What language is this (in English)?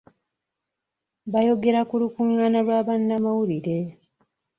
Ganda